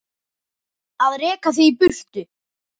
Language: Icelandic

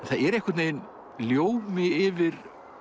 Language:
Icelandic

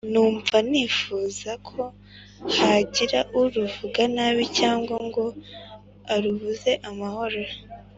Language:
Kinyarwanda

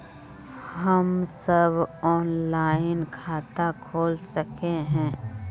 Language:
Magahi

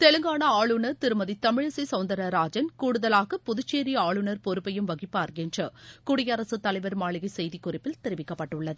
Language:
Tamil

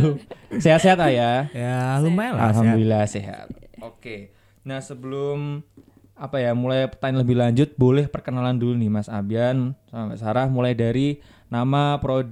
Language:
Indonesian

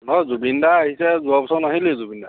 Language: Assamese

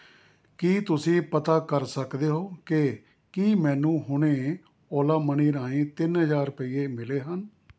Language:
Punjabi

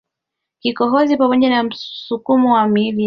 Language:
Swahili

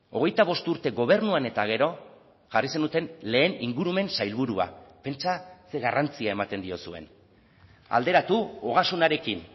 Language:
Basque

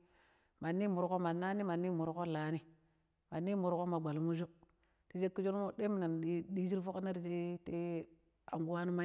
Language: Pero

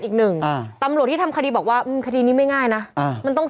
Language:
Thai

